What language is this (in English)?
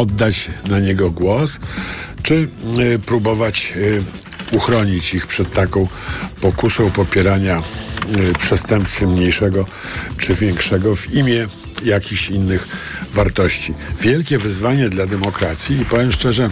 Polish